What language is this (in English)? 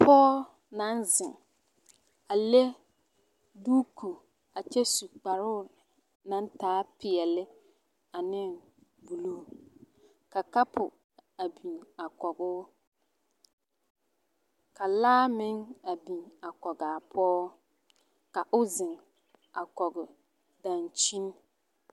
Southern Dagaare